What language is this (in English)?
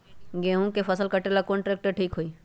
Magahi